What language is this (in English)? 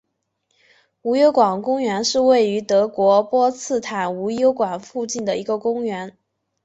Chinese